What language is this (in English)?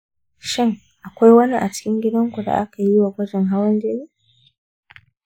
Hausa